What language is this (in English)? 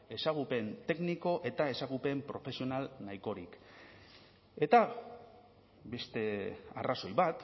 Basque